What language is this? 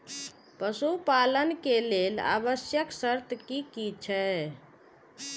Maithili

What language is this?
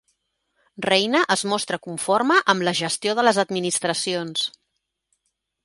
Catalan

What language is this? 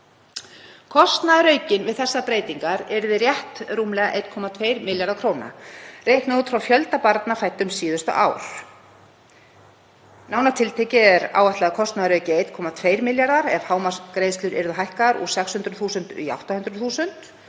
Icelandic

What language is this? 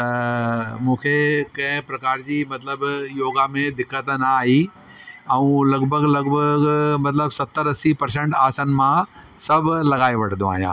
Sindhi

